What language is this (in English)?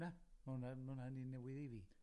Welsh